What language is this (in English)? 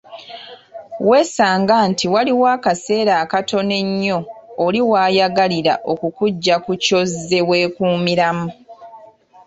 Ganda